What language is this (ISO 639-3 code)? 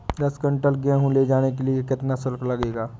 hin